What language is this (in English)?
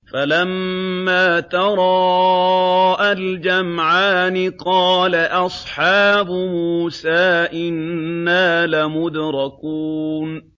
Arabic